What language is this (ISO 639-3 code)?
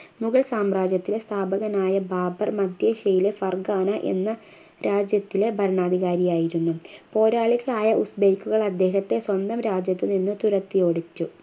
mal